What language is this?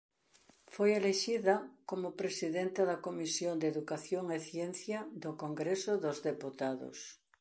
Galician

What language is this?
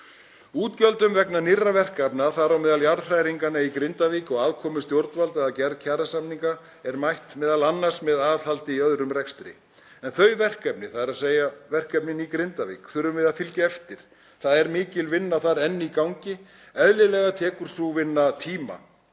Icelandic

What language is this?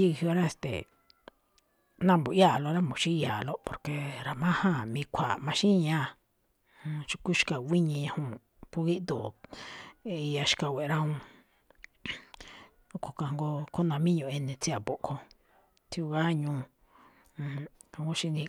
Malinaltepec Me'phaa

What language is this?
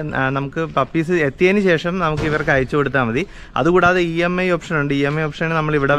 Malayalam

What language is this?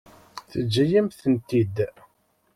Kabyle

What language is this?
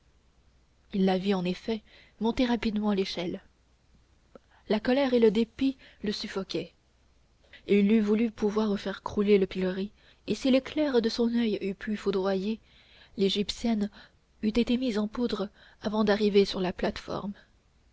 French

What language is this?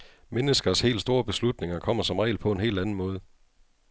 Danish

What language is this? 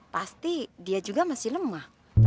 Indonesian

